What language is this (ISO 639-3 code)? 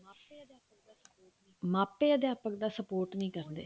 pan